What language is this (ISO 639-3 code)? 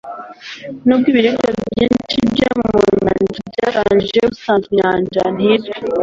kin